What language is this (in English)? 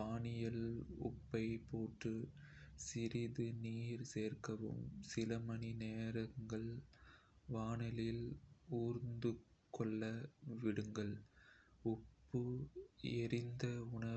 Kota (India)